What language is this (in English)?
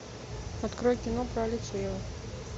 Russian